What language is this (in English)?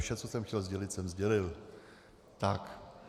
Czech